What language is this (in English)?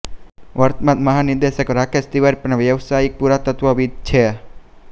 Gujarati